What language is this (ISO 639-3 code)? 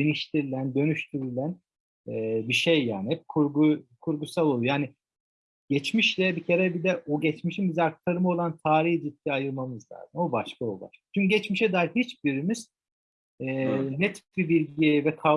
tur